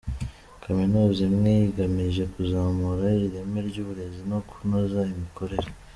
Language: Kinyarwanda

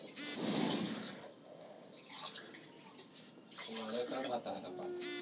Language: Bhojpuri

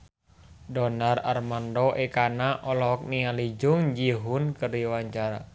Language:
Sundanese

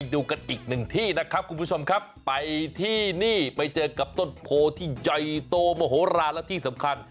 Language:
Thai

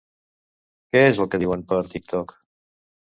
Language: Catalan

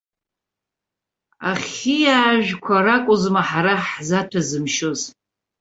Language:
Abkhazian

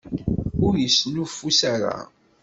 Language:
Kabyle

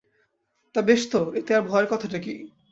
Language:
Bangla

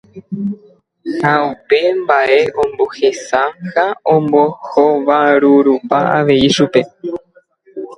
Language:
Guarani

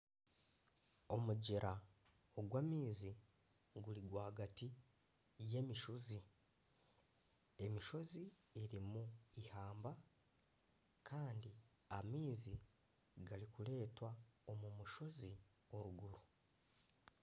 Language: Nyankole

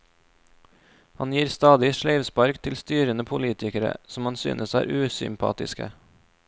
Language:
Norwegian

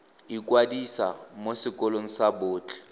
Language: Tswana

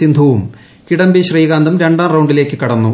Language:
Malayalam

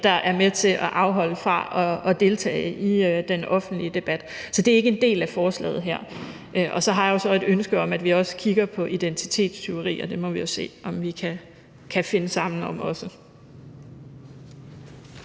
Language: Danish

